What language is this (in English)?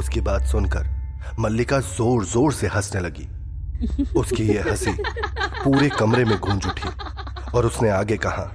Hindi